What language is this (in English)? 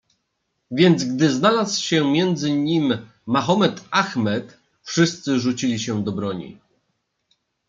Polish